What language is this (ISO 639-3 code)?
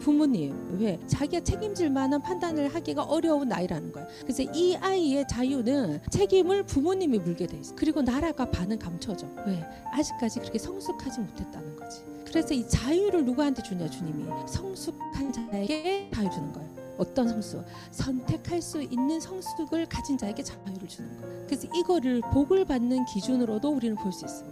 kor